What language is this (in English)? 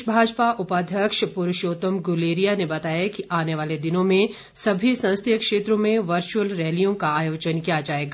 Hindi